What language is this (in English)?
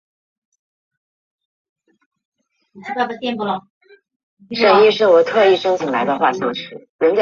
Chinese